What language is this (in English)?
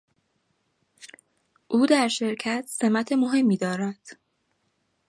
Persian